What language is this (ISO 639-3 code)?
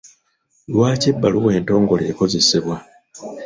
lug